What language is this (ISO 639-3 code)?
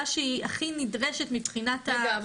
heb